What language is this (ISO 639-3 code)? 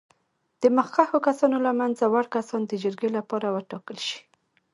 pus